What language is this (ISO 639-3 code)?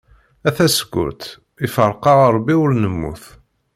kab